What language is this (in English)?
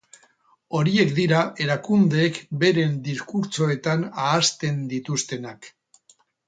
Basque